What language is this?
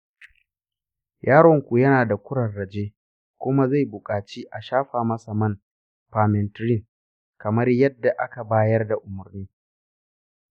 Hausa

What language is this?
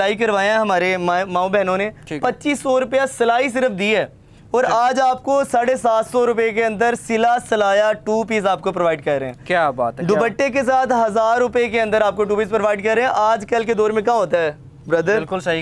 Hindi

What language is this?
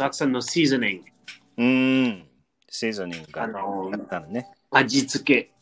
Japanese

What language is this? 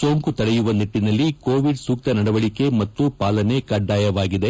Kannada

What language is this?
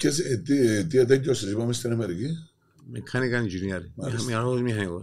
Greek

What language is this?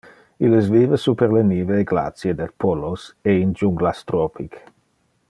Interlingua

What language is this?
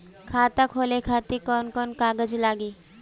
Bhojpuri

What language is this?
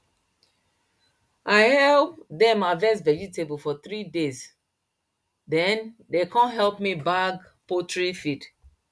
Nigerian Pidgin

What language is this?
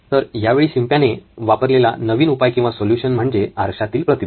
Marathi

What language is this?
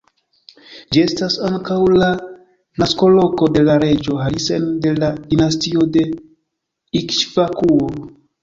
Esperanto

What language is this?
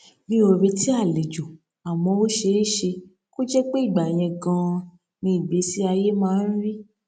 Yoruba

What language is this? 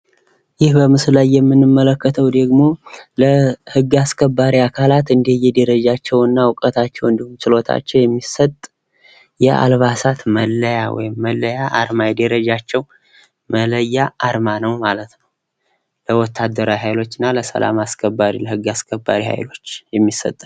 Amharic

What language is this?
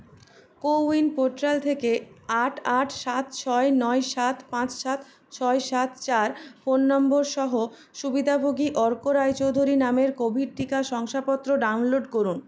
Bangla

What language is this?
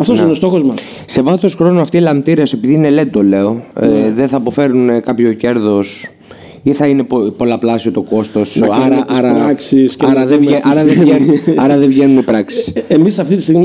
Greek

